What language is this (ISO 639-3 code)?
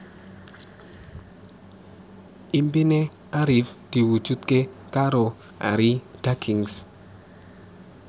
jav